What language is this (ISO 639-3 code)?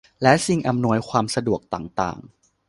tha